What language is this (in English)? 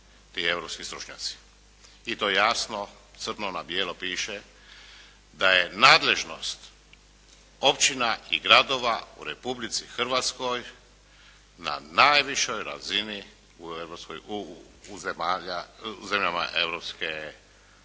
Croatian